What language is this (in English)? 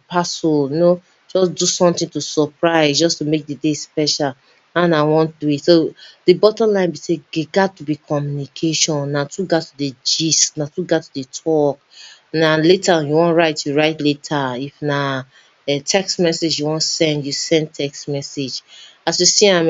Nigerian Pidgin